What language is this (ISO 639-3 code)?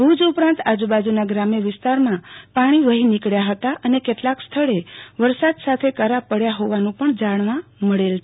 guj